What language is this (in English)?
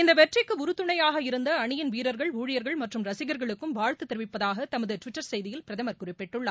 Tamil